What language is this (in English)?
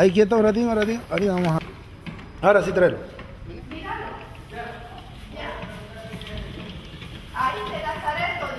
Spanish